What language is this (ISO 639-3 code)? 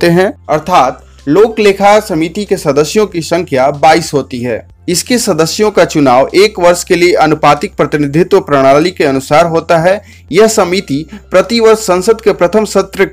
hin